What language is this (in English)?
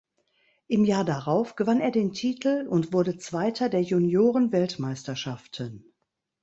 German